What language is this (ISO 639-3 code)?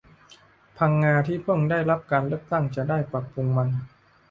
tha